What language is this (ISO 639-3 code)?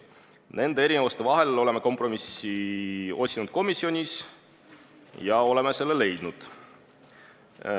est